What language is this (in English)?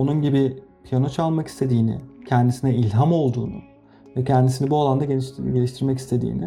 Turkish